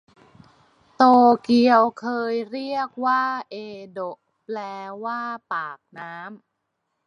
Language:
Thai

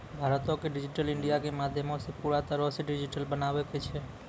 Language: Maithili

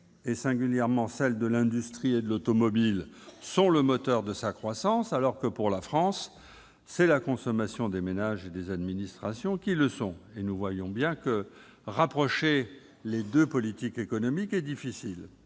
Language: French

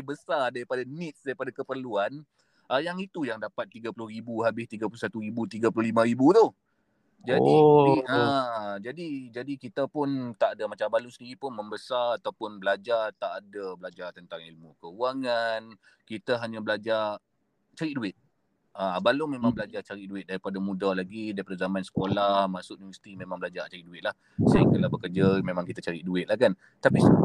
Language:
Malay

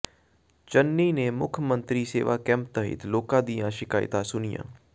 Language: Punjabi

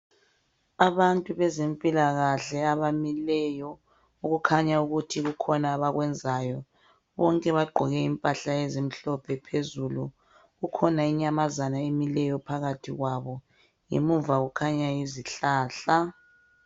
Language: North Ndebele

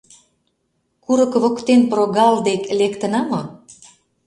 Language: Mari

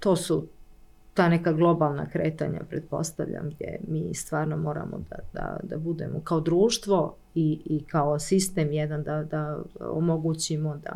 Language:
Croatian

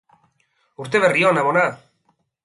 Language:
Basque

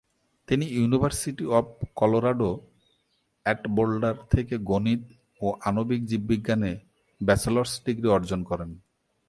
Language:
Bangla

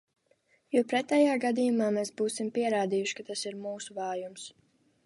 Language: Latvian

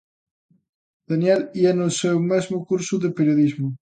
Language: Galician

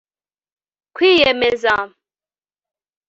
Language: Kinyarwanda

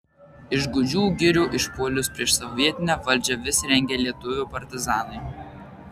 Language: Lithuanian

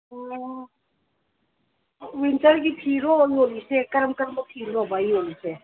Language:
Manipuri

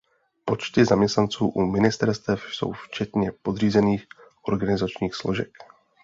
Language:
Czech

